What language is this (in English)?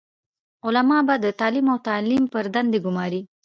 Pashto